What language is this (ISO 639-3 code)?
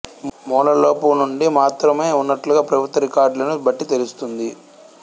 tel